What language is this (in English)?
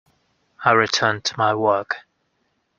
English